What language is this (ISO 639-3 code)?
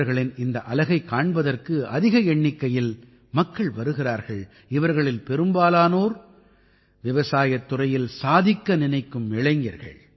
tam